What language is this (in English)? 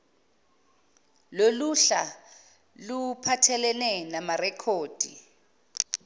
Zulu